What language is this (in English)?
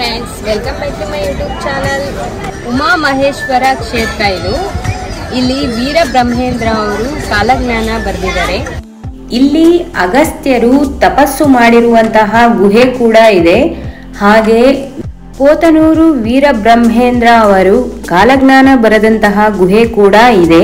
Thai